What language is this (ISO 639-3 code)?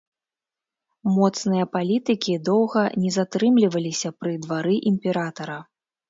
bel